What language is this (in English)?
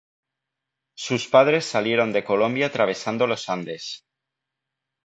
Spanish